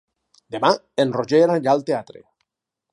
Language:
Catalan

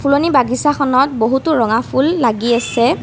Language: Assamese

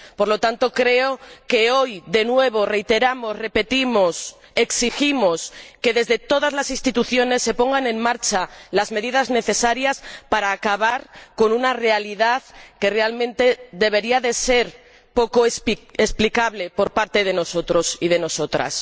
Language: Spanish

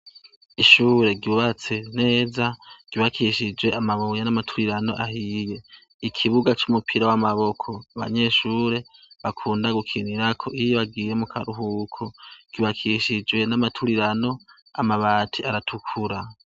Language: Rundi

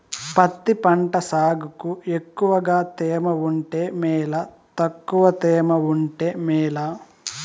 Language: Telugu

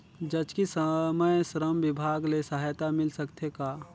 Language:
Chhattisgarhi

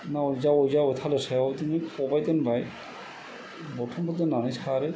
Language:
Bodo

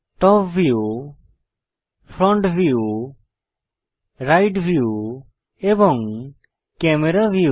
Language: Bangla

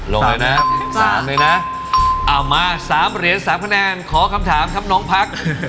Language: Thai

